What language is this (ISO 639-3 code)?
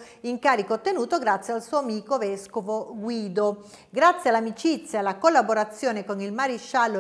ita